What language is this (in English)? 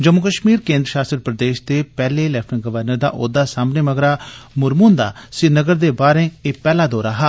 Dogri